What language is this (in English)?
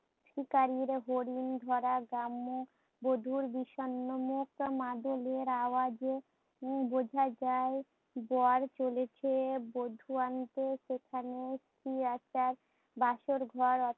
Bangla